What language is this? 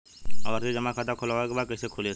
Bhojpuri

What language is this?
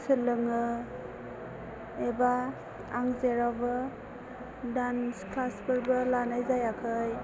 Bodo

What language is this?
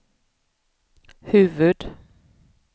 Swedish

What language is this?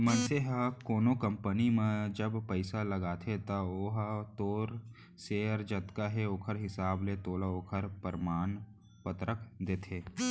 Chhattisgarhi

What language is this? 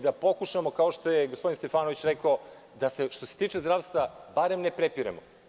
Serbian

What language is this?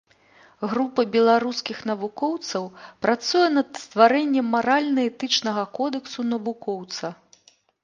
Belarusian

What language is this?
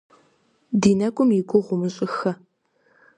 Kabardian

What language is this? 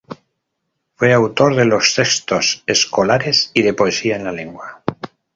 Spanish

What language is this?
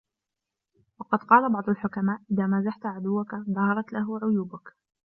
Arabic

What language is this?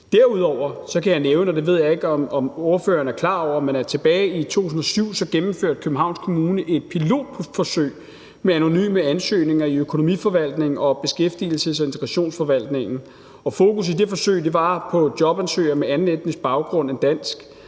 Danish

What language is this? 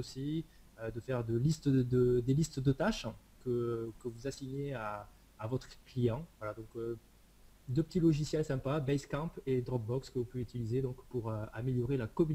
French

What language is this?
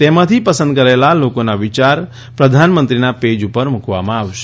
Gujarati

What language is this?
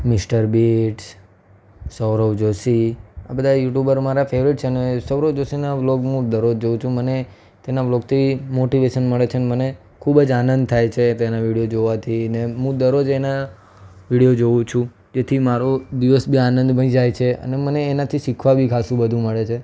Gujarati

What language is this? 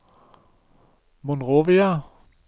Norwegian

